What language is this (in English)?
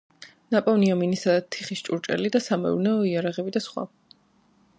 Georgian